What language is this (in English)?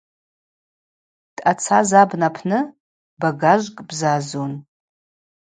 Abaza